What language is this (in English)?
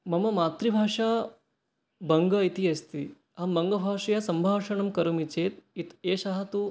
Sanskrit